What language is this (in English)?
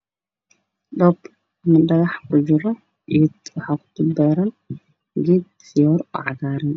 Somali